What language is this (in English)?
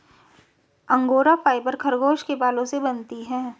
Hindi